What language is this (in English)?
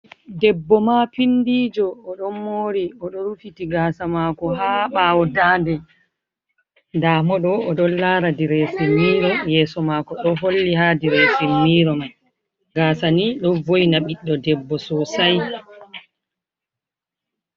Fula